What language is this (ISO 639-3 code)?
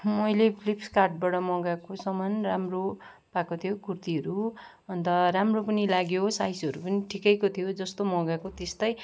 nep